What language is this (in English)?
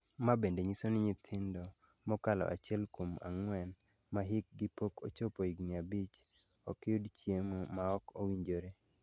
Luo (Kenya and Tanzania)